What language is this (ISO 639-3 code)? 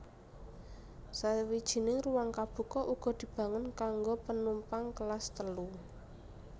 jav